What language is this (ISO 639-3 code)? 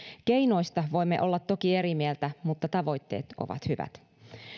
fin